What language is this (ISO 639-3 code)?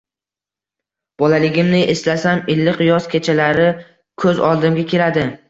uzb